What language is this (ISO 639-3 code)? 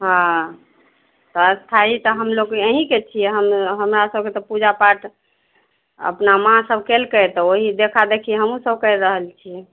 mai